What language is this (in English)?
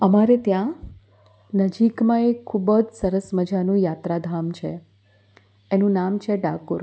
Gujarati